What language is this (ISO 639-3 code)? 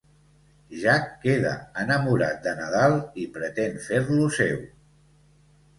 cat